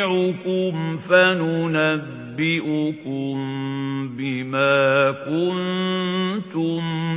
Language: Arabic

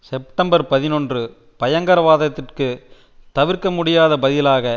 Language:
Tamil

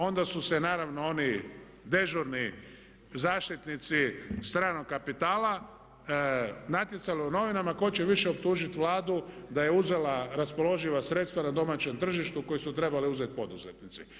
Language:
Croatian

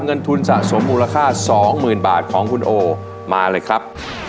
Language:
Thai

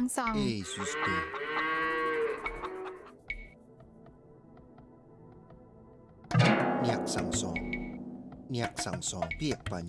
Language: English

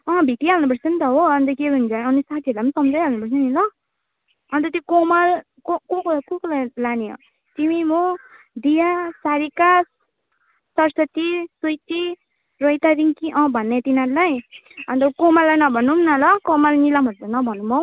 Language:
Nepali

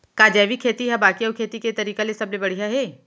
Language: Chhattisgarhi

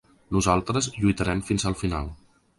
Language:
Catalan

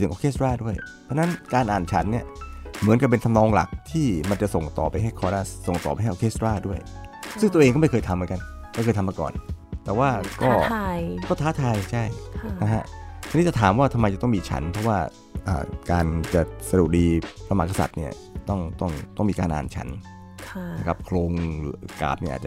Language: Thai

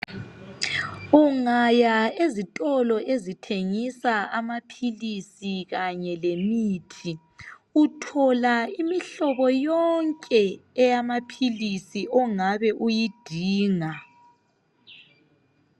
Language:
North Ndebele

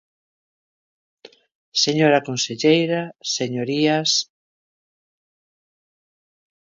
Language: Galician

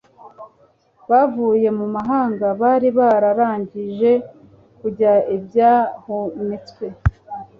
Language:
Kinyarwanda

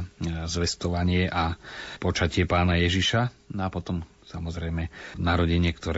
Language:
Slovak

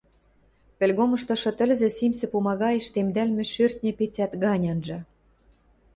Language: Western Mari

